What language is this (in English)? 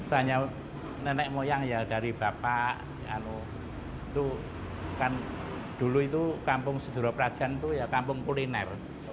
Indonesian